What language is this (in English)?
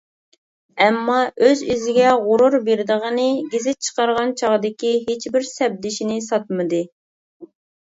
Uyghur